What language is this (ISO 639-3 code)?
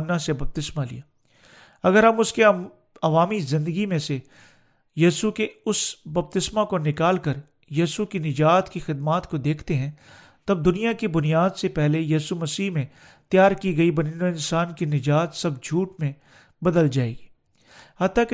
urd